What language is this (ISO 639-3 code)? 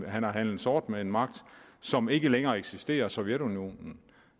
dan